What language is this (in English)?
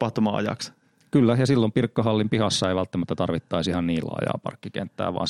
Finnish